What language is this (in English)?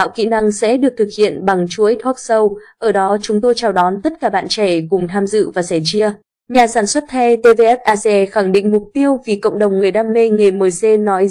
Vietnamese